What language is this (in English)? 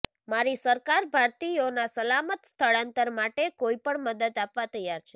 Gujarati